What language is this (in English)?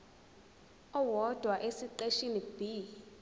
Zulu